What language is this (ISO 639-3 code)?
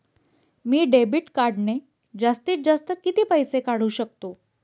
mar